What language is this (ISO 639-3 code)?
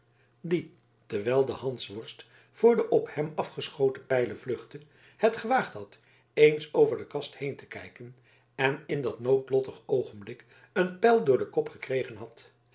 nld